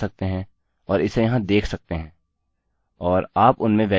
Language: Hindi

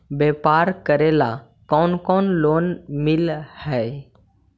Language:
Magahi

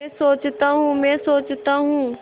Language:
Hindi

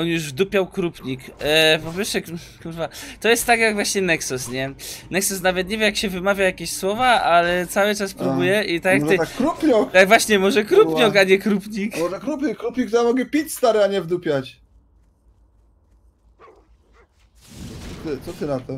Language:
Polish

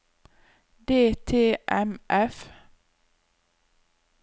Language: Norwegian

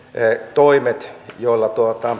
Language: Finnish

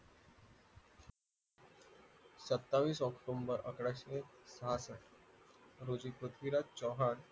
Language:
Marathi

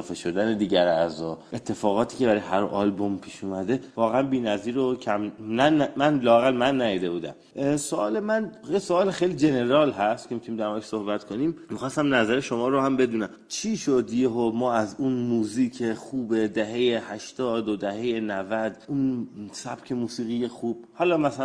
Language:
Persian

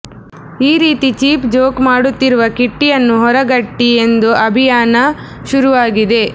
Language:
Kannada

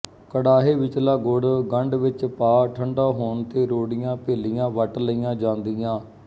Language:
Punjabi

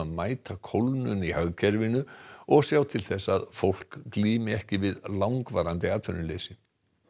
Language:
Icelandic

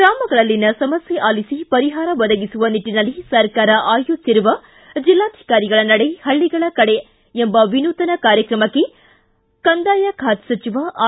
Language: Kannada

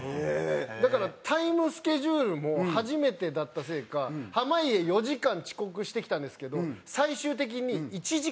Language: Japanese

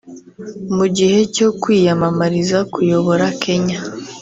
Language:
Kinyarwanda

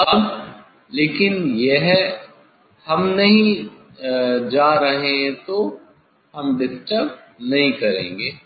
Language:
Hindi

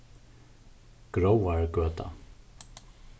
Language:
Faroese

